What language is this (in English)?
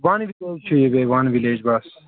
Kashmiri